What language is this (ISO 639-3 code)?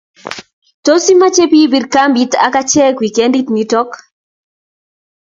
kln